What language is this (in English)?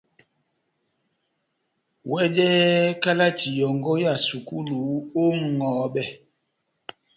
Batanga